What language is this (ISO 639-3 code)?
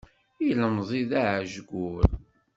kab